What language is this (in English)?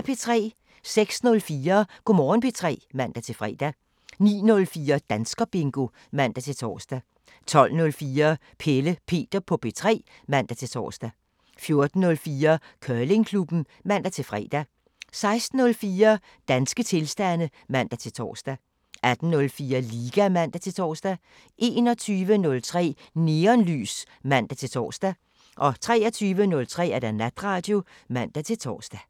Danish